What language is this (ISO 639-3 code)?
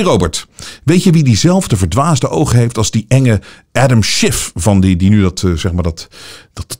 nld